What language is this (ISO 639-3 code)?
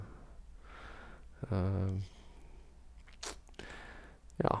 nor